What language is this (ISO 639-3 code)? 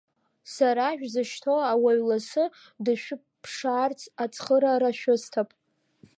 abk